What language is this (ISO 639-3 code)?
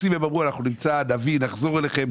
heb